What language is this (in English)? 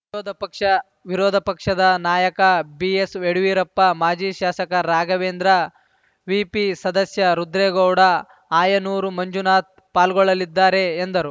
Kannada